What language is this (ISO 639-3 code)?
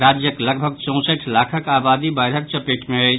mai